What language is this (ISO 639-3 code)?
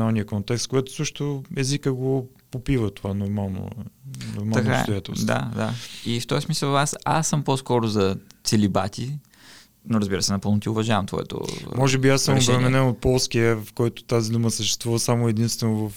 bul